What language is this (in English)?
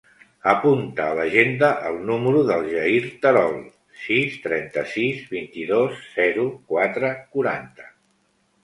Catalan